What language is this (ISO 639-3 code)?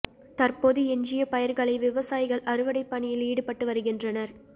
tam